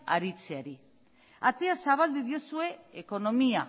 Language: Basque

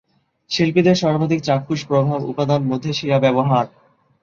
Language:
Bangla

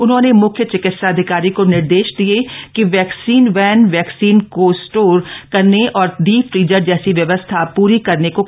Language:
Hindi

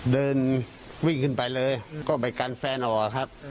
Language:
Thai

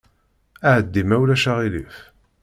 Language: Kabyle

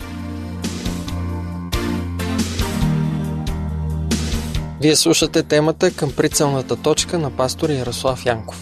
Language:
Bulgarian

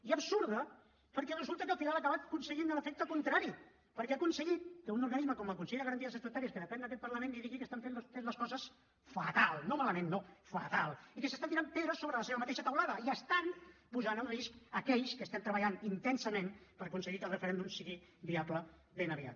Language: Catalan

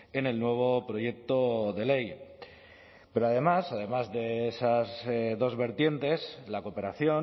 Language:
Spanish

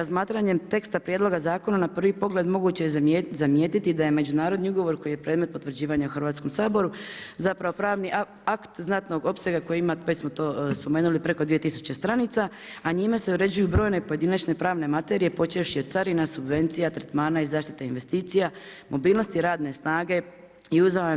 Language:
Croatian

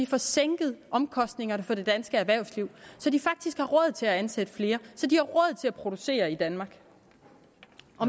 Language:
Danish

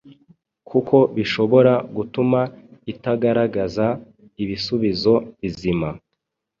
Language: Kinyarwanda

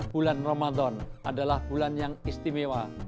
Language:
Indonesian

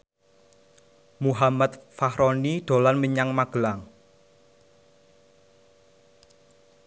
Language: Javanese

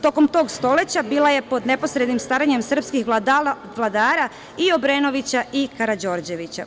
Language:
Serbian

